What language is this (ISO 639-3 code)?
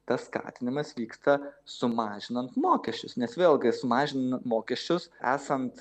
lit